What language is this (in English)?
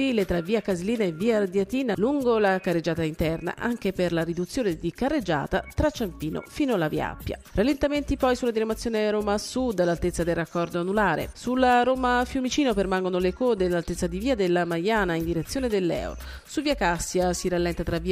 Italian